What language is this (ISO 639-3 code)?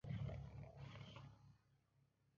jpn